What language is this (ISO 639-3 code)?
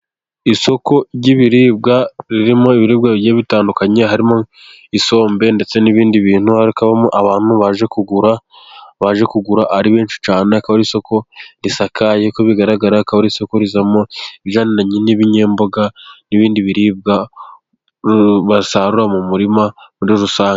kin